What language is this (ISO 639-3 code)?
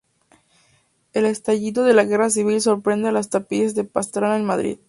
spa